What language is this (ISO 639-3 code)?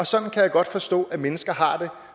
dan